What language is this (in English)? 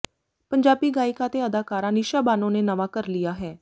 Punjabi